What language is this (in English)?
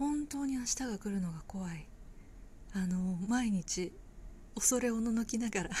Japanese